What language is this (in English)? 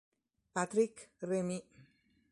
Italian